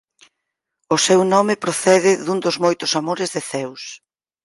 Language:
Galician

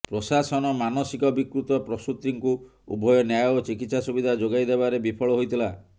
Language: Odia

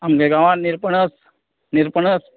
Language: Konkani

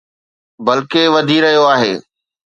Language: Sindhi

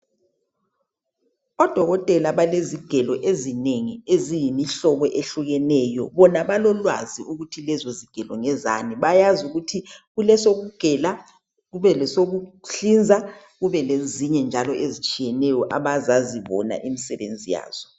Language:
North Ndebele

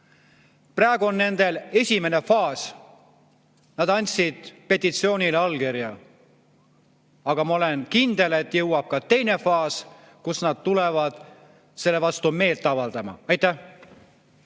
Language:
Estonian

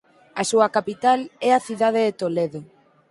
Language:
Galician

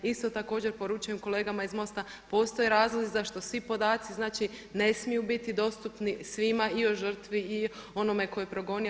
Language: Croatian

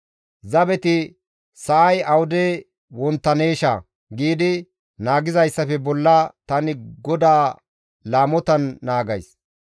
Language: Gamo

